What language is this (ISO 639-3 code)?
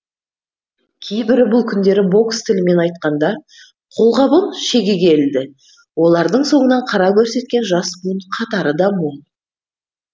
kaz